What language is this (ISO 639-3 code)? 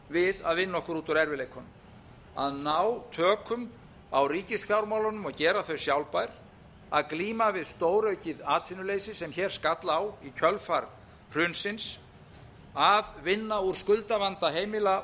isl